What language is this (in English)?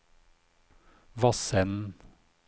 Norwegian